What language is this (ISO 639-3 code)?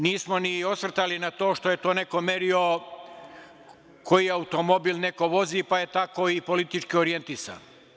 srp